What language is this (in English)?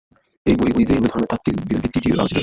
Bangla